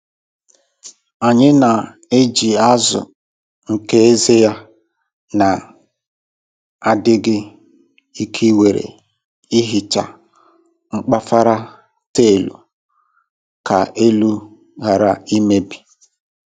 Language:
Igbo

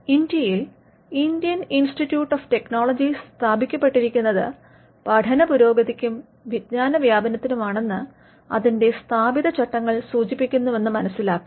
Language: Malayalam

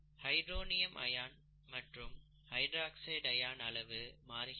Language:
Tamil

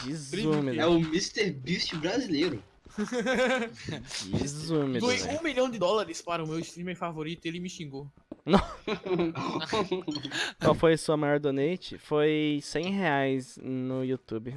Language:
Portuguese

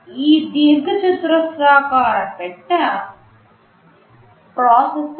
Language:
Telugu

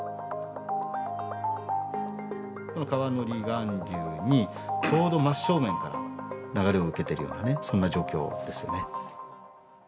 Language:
Japanese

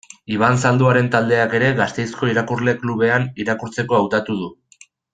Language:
Basque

